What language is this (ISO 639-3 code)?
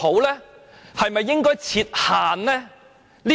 yue